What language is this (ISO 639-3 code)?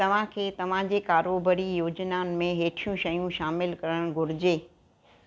snd